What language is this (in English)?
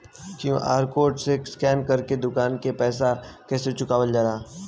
Bhojpuri